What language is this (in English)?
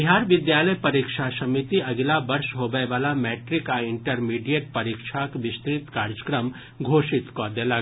Maithili